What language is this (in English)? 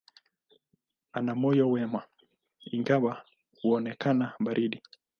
Swahili